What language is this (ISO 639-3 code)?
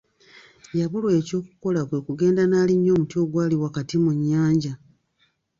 lug